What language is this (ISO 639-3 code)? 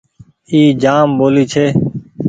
gig